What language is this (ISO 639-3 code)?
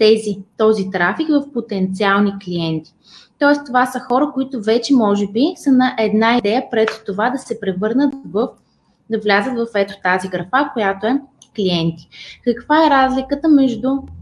bul